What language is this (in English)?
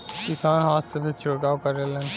Bhojpuri